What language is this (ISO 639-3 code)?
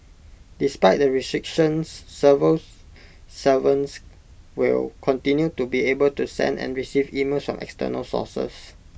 eng